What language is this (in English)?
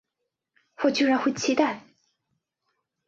Chinese